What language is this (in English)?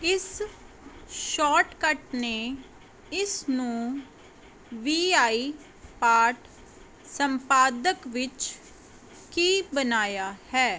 Punjabi